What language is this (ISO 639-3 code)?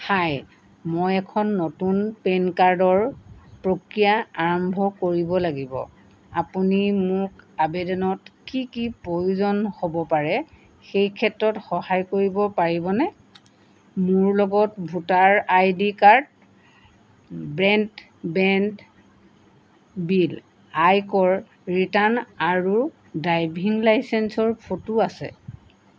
asm